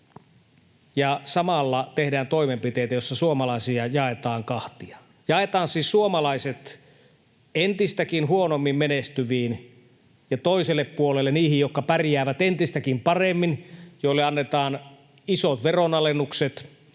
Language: Finnish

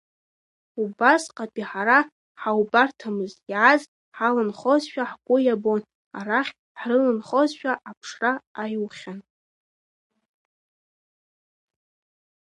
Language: Abkhazian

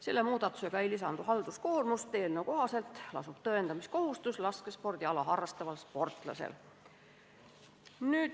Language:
Estonian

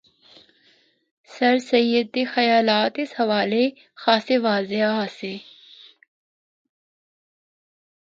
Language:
Northern Hindko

